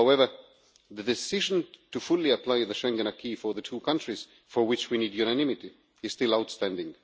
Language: English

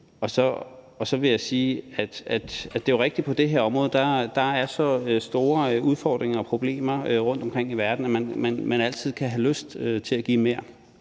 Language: Danish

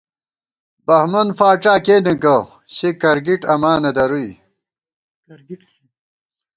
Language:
Gawar-Bati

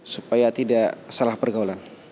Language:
Indonesian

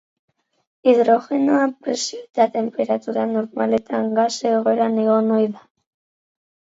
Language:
Basque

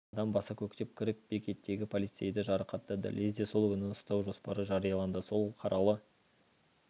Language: Kazakh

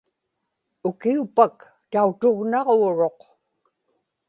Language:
Inupiaq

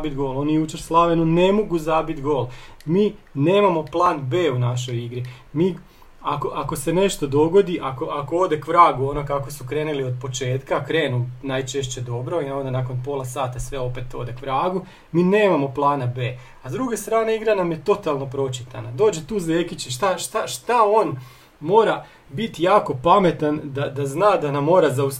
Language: Croatian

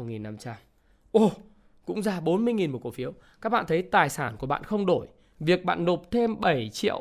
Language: Vietnamese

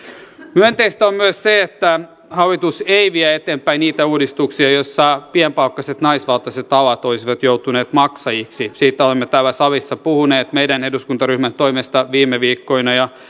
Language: Finnish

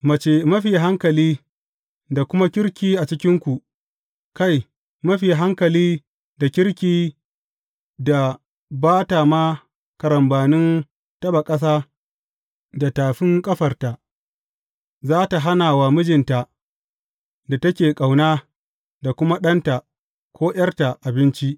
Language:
Hausa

